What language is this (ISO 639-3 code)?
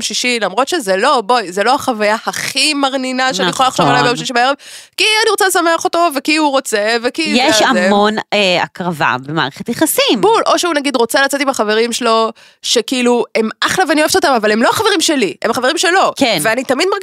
heb